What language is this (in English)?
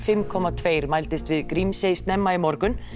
Icelandic